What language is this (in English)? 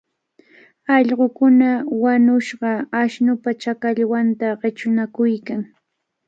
Cajatambo North Lima Quechua